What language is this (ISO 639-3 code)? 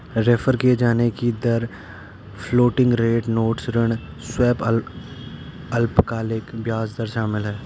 hin